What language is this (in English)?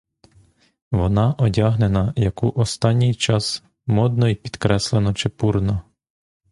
Ukrainian